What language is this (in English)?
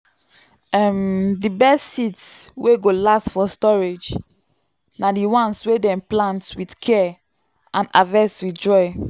Nigerian Pidgin